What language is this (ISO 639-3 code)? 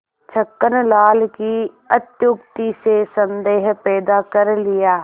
hin